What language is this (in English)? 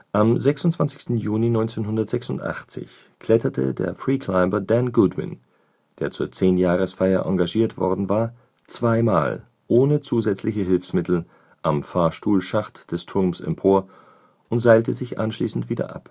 German